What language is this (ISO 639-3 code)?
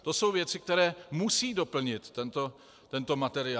ces